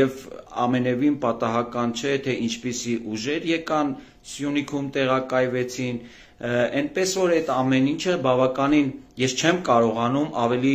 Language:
Turkish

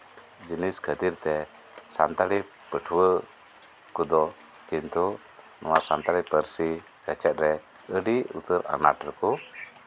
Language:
Santali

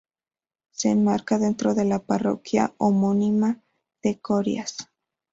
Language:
Spanish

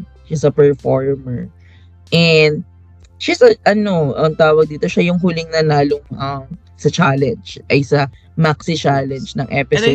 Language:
Filipino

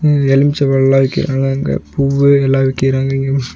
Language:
Tamil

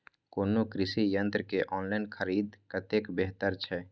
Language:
Maithili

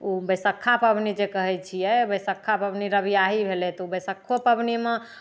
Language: Maithili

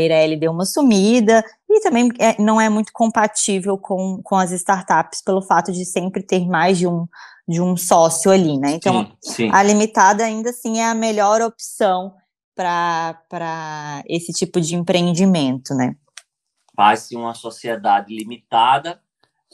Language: Portuguese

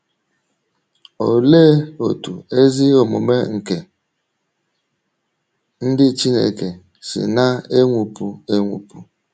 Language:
Igbo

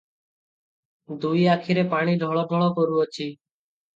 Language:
Odia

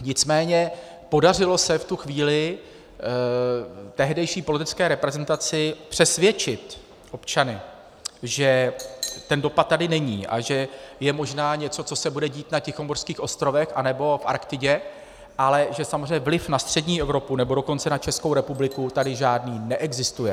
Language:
Czech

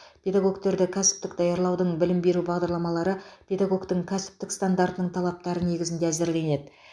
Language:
Kazakh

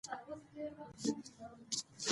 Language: Pashto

